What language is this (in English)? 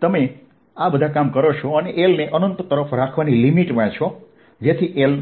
Gujarati